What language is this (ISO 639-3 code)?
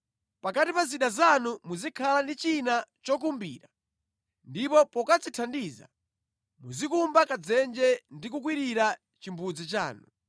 nya